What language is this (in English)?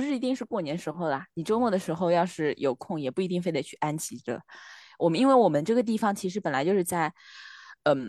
Chinese